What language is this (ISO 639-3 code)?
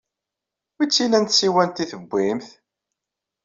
kab